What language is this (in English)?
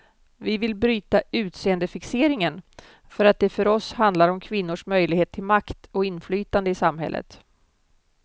Swedish